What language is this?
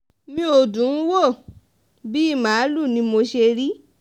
Yoruba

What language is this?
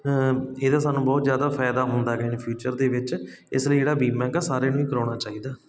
Punjabi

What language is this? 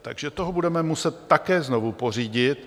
Czech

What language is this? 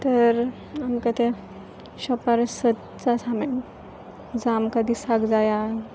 Konkani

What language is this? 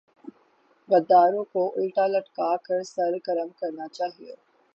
Urdu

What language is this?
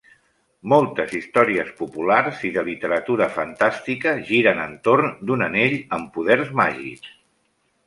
Catalan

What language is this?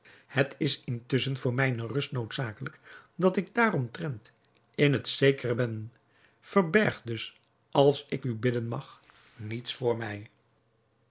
Dutch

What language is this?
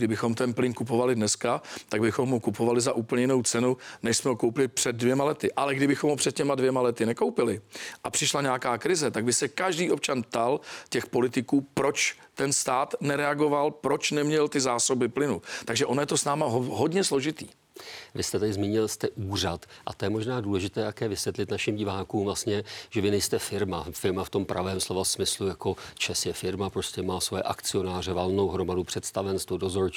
Czech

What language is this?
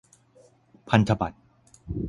Thai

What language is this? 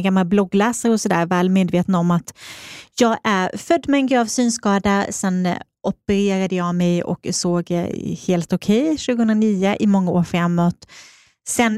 Swedish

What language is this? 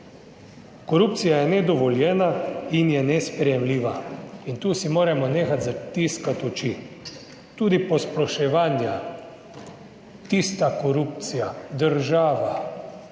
Slovenian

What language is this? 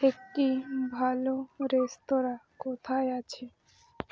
Bangla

